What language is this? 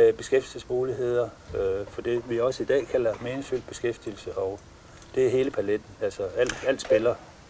Danish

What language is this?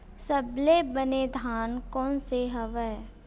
Chhattisgarhi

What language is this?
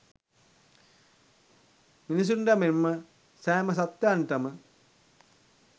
Sinhala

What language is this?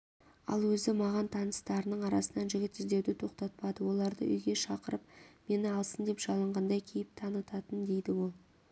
Kazakh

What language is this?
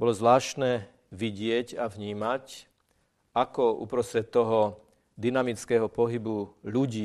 Slovak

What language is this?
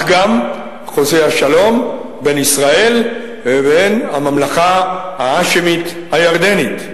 Hebrew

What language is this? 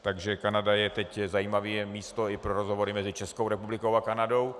Czech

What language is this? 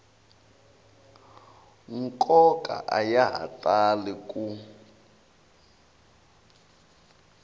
Tsonga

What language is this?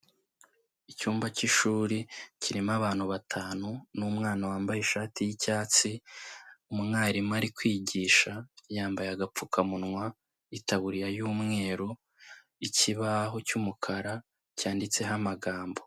Kinyarwanda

